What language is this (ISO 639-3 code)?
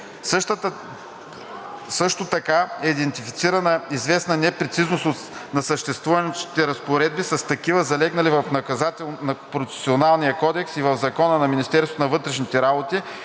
bul